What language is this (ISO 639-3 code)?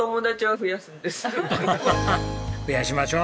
jpn